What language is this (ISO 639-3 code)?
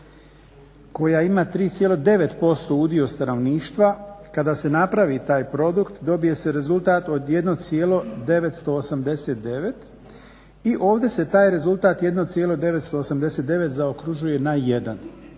hrv